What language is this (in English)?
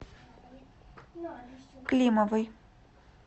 Russian